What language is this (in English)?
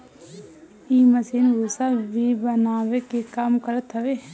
Bhojpuri